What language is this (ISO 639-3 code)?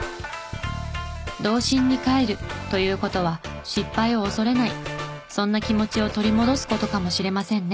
jpn